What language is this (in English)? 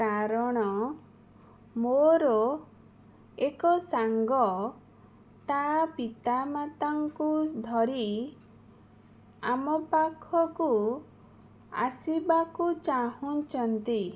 Odia